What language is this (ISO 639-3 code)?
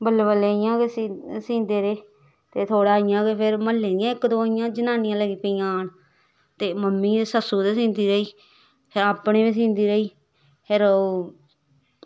doi